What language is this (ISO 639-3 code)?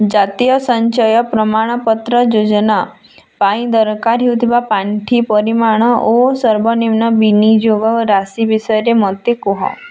ori